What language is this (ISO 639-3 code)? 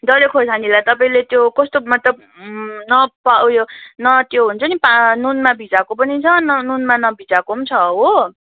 nep